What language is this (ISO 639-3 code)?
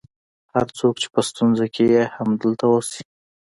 pus